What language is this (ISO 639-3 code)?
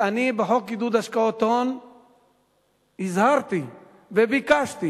heb